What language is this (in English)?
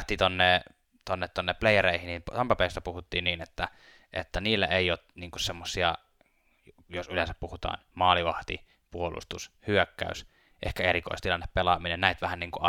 Finnish